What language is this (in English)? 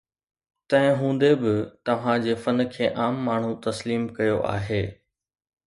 Sindhi